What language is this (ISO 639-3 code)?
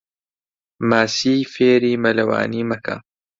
ckb